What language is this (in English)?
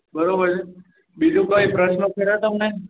Gujarati